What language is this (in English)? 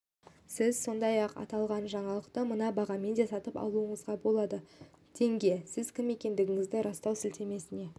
Kazakh